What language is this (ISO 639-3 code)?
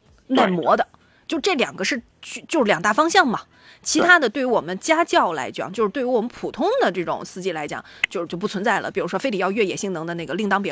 zho